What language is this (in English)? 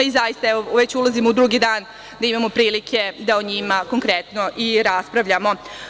Serbian